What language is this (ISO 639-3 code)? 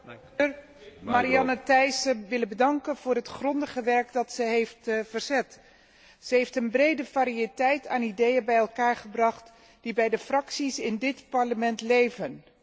nld